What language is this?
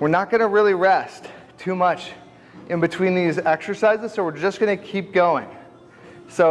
English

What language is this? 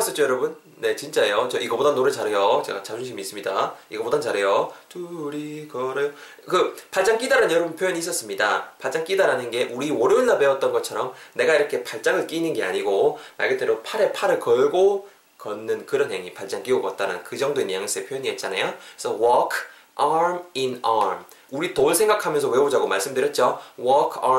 Korean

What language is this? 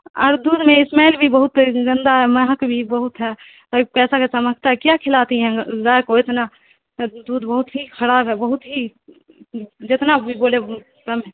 Urdu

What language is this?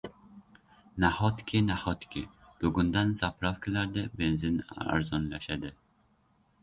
Uzbek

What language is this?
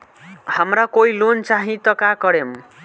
Bhojpuri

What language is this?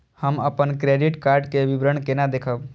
Maithili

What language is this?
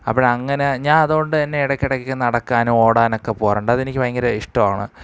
Malayalam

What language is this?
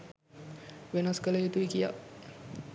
Sinhala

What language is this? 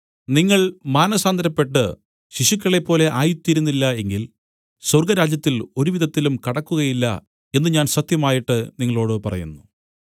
Malayalam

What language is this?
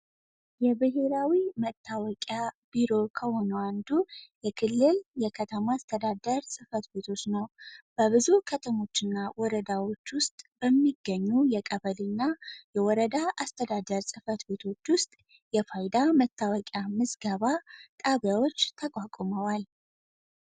Amharic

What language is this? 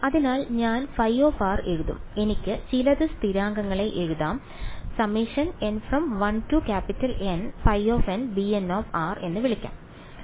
Malayalam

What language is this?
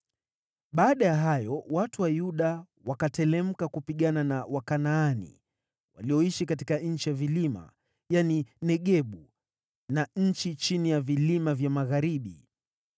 Swahili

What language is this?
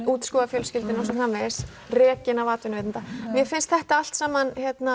Icelandic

